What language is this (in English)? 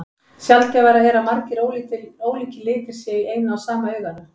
Icelandic